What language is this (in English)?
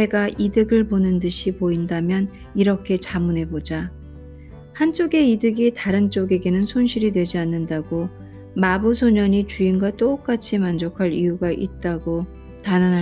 Korean